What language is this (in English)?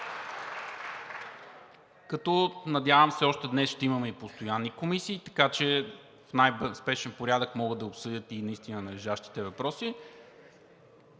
Bulgarian